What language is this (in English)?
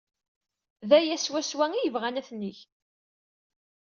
Kabyle